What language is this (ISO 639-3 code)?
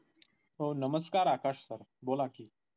mar